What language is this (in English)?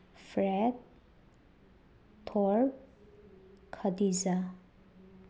Manipuri